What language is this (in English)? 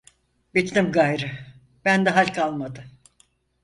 Turkish